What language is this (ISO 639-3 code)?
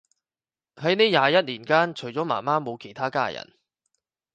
yue